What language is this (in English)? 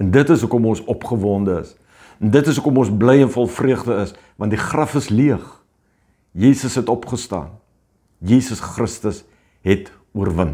Dutch